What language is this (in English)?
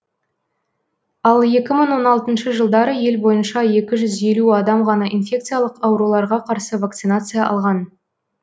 Kazakh